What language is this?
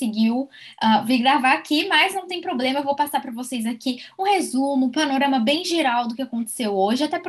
Portuguese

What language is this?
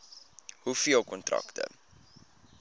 Afrikaans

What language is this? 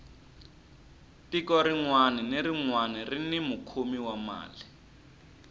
Tsonga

